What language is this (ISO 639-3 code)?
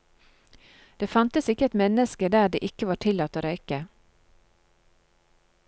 nor